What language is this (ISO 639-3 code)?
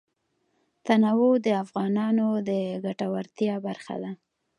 pus